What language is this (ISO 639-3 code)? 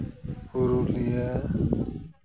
sat